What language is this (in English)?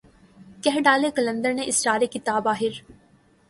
Urdu